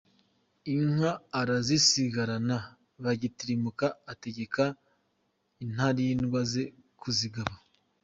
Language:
Kinyarwanda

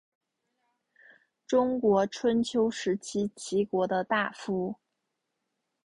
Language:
Chinese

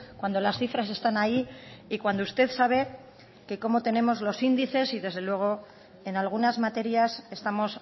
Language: Spanish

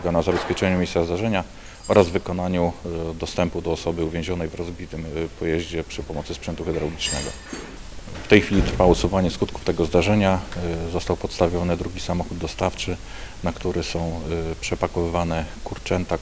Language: Polish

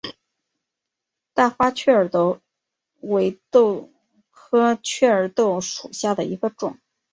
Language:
Chinese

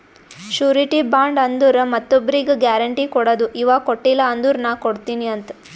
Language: Kannada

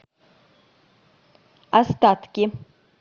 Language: Russian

